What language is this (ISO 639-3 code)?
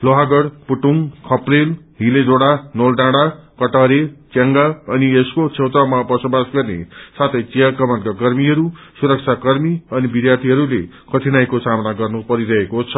nep